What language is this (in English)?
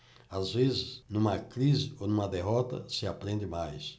Portuguese